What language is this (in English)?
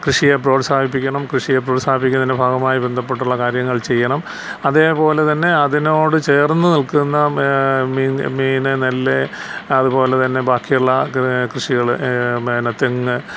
Malayalam